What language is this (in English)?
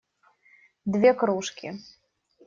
Russian